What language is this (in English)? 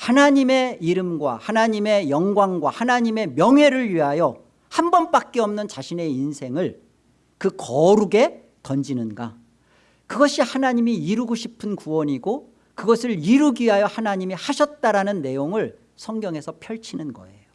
Korean